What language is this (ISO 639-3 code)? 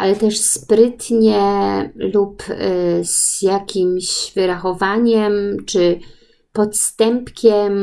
pol